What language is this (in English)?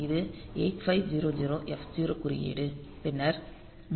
Tamil